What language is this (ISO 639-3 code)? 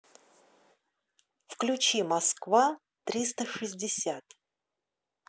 rus